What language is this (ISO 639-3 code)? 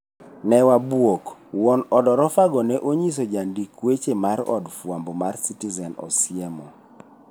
luo